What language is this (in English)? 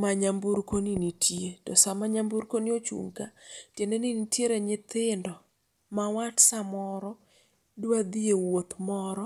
Luo (Kenya and Tanzania)